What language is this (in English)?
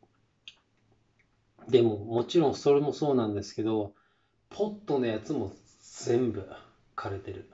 Japanese